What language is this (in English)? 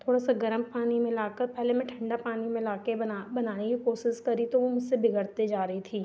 Hindi